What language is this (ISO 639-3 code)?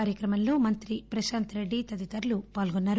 tel